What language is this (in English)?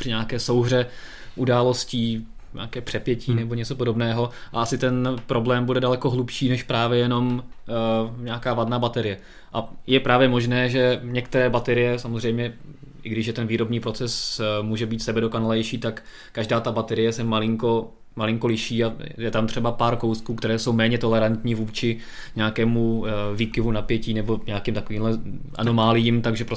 Czech